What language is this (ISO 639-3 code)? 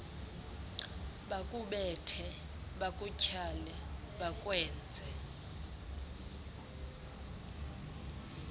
xho